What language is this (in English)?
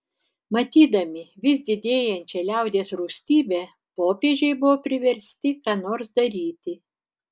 Lithuanian